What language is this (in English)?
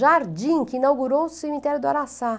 Portuguese